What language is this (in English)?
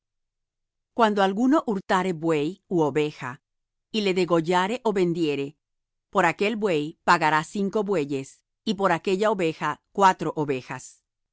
Spanish